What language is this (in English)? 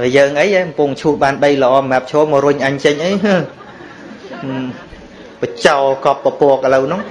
Vietnamese